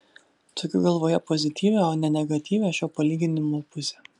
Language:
Lithuanian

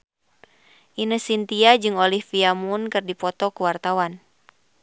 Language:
Sundanese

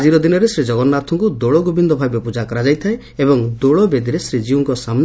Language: Odia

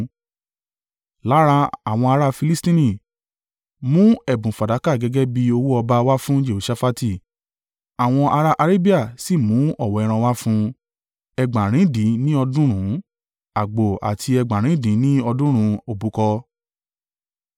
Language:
Yoruba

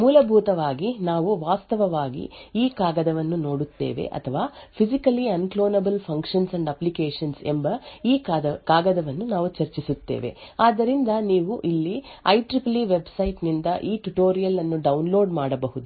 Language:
Kannada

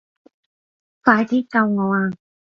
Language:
Cantonese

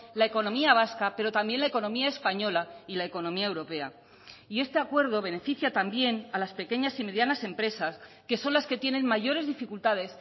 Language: Spanish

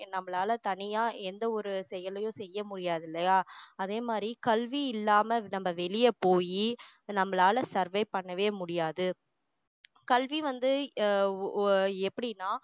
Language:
Tamil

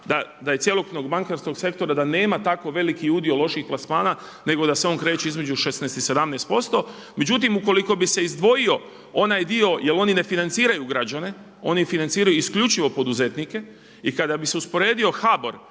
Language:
Croatian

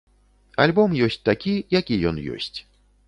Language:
Belarusian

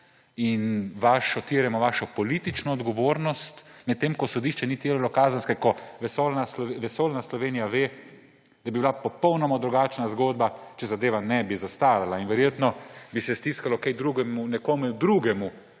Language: Slovenian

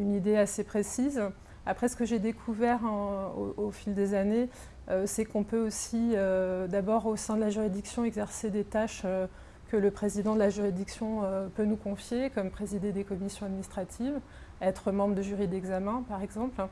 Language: French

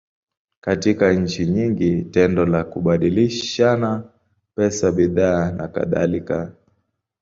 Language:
Swahili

